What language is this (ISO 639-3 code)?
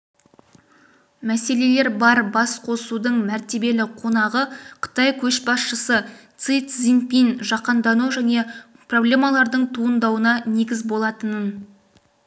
kaz